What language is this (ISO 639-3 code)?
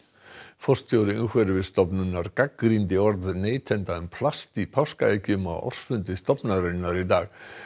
isl